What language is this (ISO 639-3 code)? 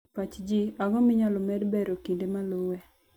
luo